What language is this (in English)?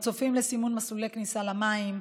Hebrew